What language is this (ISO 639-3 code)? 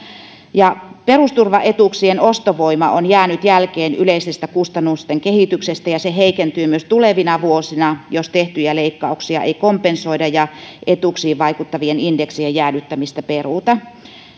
fin